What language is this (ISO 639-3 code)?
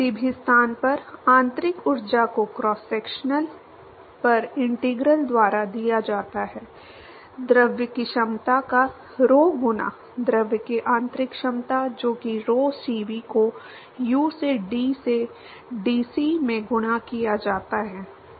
hin